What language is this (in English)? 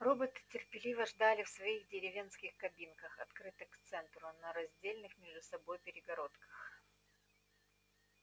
Russian